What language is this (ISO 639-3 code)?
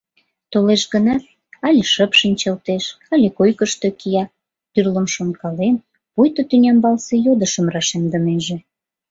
chm